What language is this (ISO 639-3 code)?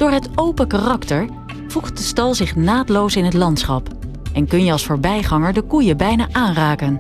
nld